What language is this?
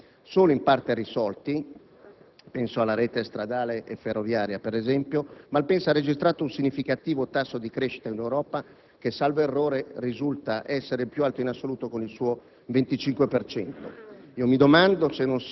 Italian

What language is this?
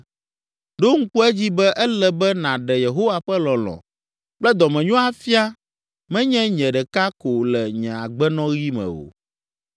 Ewe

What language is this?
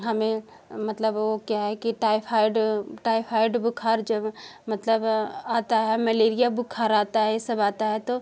Hindi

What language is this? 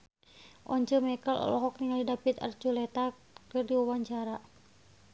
Sundanese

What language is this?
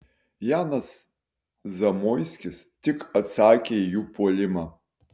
Lithuanian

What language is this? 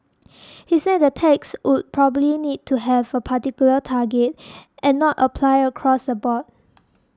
English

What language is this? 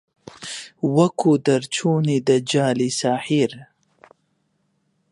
Central Kurdish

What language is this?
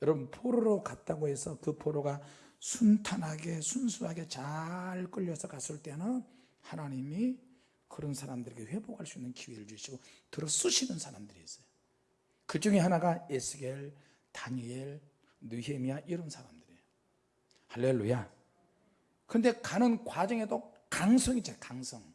Korean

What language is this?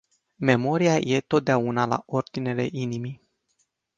Romanian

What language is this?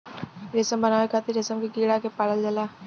Bhojpuri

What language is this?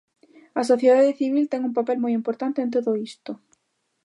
Galician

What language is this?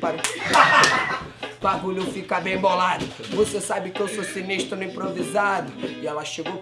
Portuguese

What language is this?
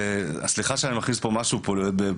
Hebrew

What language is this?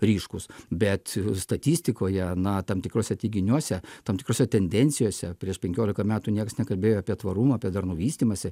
Lithuanian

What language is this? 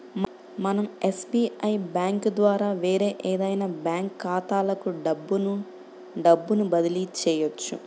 Telugu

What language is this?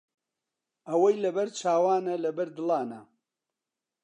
Central Kurdish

